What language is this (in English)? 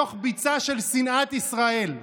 Hebrew